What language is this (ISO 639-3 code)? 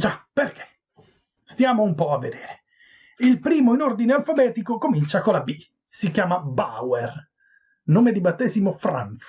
ita